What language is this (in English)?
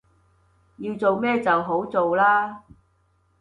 Cantonese